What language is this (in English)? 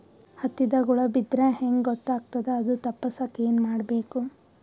Kannada